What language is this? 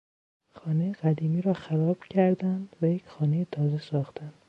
Persian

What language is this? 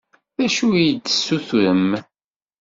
Kabyle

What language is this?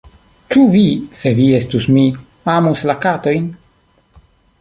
Esperanto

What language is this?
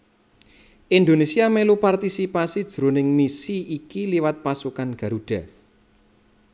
Javanese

